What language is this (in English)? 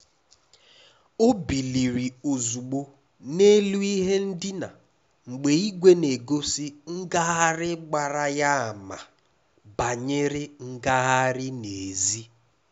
Igbo